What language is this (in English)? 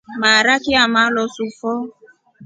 Rombo